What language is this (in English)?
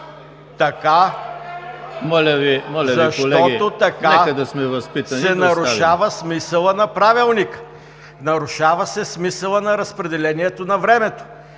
Bulgarian